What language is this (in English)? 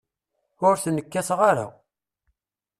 Kabyle